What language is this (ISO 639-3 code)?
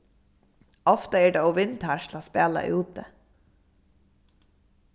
fao